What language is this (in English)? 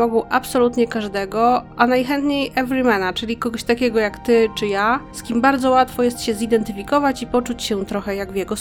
Polish